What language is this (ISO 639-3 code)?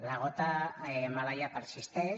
cat